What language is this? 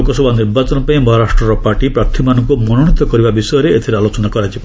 Odia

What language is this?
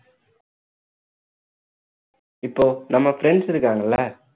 Tamil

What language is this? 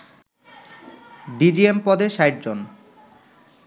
Bangla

